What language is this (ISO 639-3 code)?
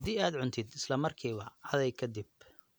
som